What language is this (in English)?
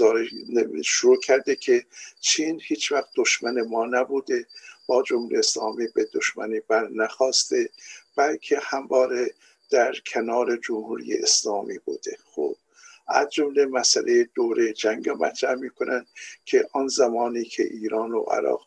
Persian